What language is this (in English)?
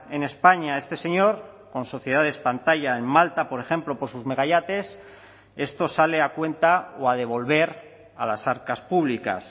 Spanish